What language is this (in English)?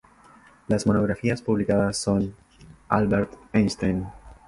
Spanish